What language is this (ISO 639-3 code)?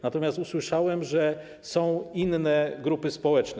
pol